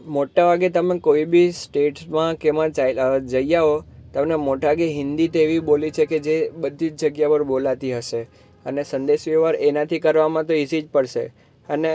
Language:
Gujarati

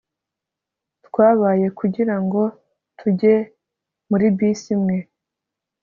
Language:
Kinyarwanda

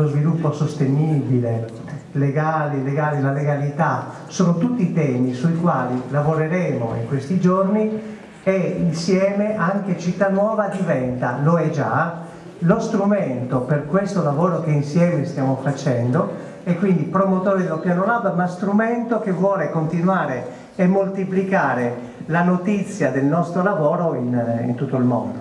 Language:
Italian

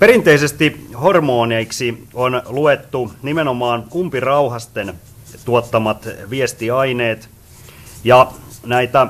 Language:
Finnish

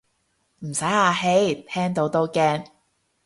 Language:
Cantonese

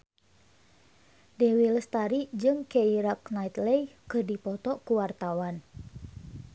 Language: Sundanese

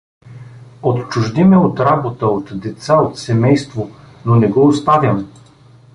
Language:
Bulgarian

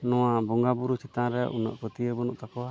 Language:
Santali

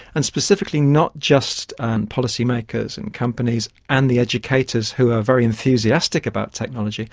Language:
English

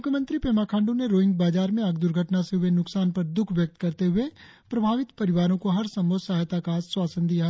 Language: Hindi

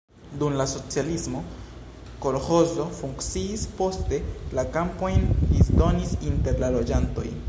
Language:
Esperanto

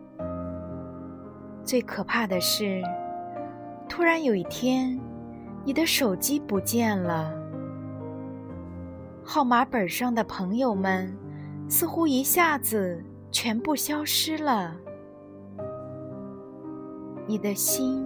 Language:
Chinese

